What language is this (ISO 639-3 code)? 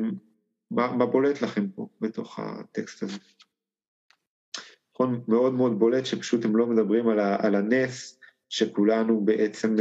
heb